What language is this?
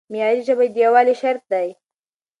Pashto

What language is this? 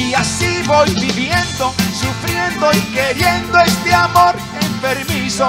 Spanish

